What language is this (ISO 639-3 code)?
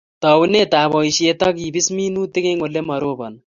kln